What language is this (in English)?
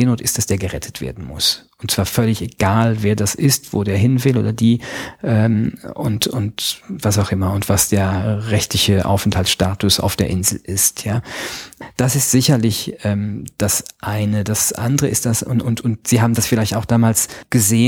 German